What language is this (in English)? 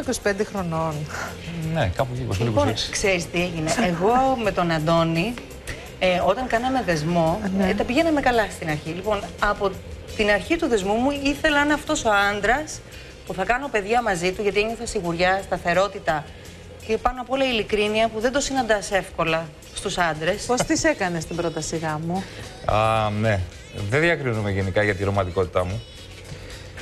Greek